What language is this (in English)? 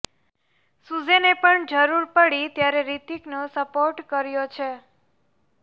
Gujarati